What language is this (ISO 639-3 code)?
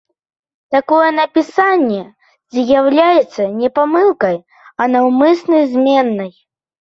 bel